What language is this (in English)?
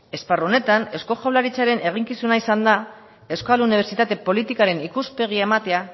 Basque